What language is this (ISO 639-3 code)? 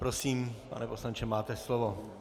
ces